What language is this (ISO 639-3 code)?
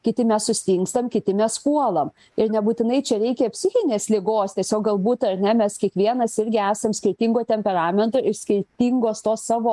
lit